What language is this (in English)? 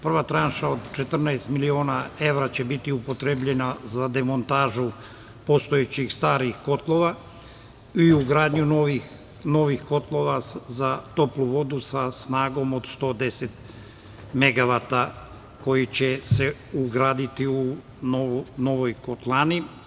Serbian